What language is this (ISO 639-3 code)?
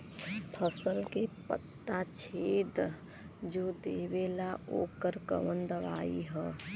bho